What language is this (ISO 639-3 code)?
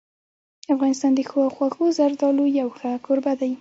pus